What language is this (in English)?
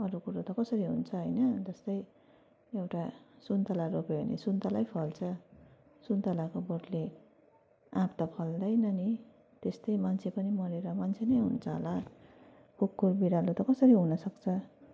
Nepali